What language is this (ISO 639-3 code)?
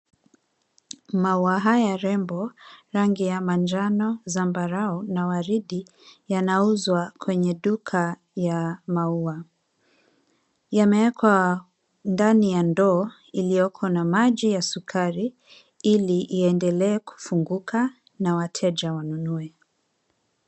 swa